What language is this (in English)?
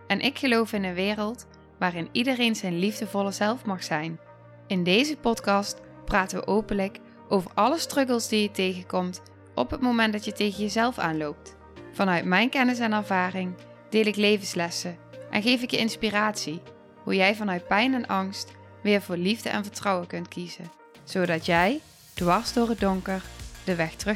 Dutch